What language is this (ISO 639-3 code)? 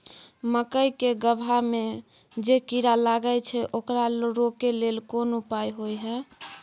mai